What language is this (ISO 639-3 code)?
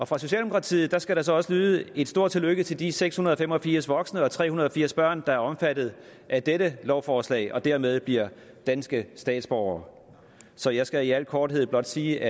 dan